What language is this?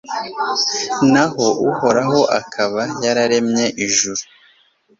Kinyarwanda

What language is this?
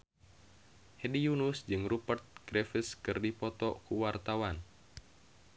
Sundanese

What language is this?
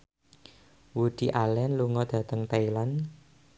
Javanese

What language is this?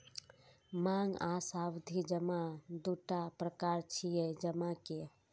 Maithili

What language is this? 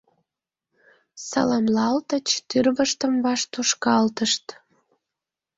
Mari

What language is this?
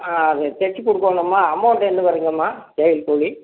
Tamil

